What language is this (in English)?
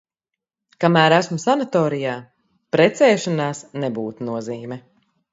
Latvian